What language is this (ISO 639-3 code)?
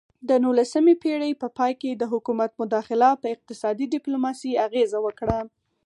pus